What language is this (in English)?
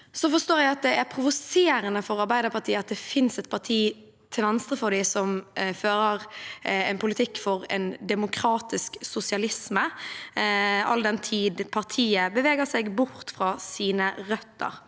Norwegian